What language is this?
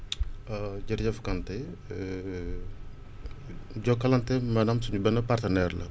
Wolof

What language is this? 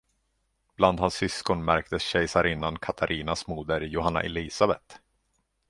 Swedish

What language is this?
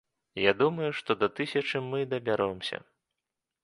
Belarusian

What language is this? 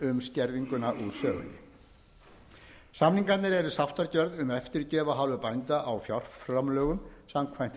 Icelandic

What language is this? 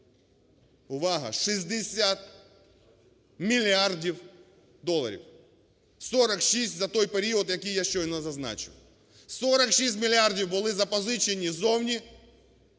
Ukrainian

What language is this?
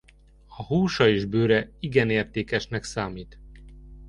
Hungarian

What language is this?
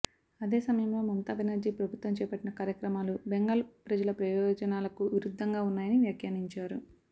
Telugu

